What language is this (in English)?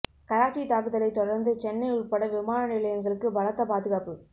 Tamil